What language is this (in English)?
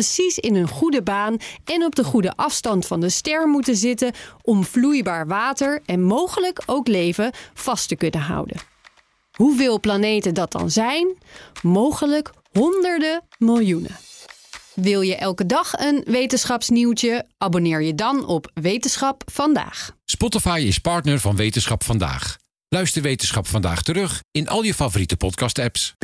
Dutch